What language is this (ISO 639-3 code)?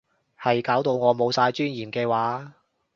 yue